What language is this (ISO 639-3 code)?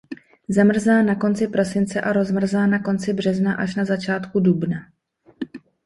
ces